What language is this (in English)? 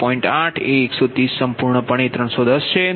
Gujarati